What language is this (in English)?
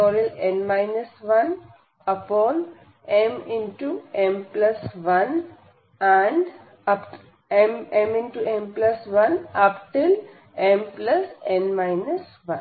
Hindi